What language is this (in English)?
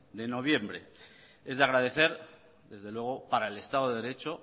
Spanish